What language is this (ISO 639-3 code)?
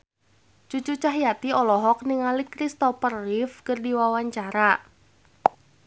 sun